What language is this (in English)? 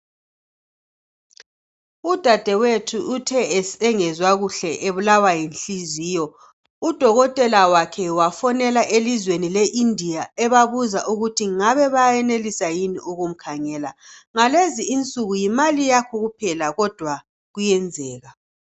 North Ndebele